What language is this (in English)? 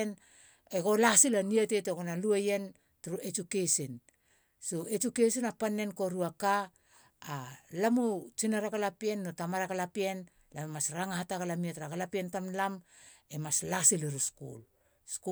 Halia